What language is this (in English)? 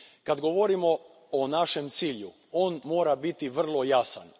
Croatian